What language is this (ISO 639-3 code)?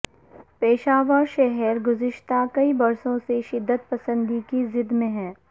urd